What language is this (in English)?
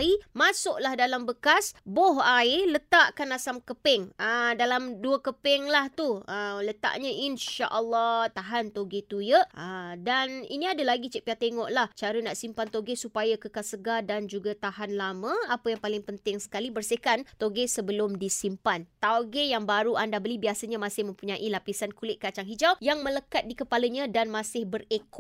Malay